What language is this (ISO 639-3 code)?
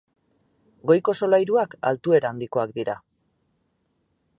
eus